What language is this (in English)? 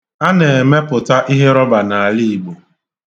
Igbo